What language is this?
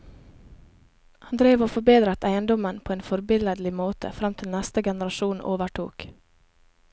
Norwegian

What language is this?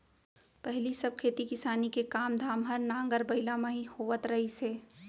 Chhattisgarhi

